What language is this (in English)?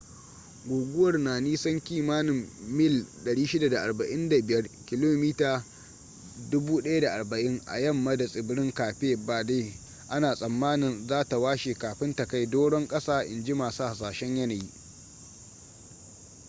Hausa